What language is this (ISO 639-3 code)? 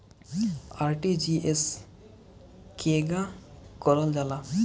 bho